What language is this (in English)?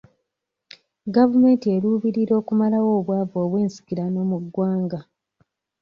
Ganda